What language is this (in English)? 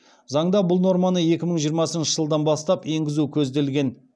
Kazakh